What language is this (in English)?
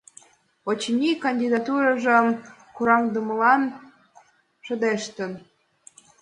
Mari